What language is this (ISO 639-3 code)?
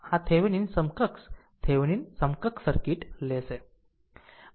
guj